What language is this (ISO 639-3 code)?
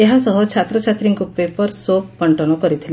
ori